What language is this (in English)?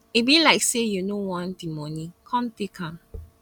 Nigerian Pidgin